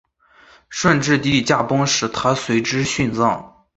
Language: Chinese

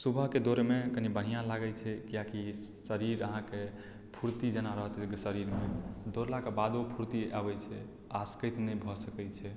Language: Maithili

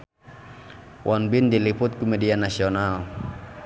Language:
Sundanese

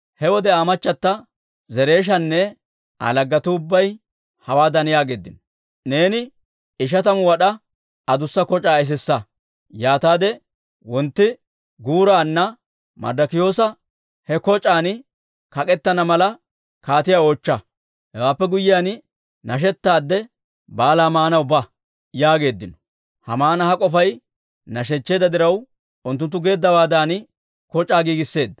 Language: Dawro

